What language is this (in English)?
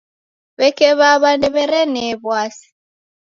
Taita